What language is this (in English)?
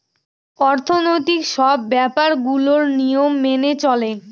Bangla